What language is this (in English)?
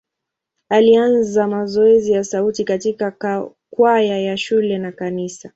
Swahili